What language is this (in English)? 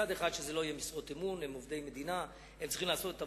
Hebrew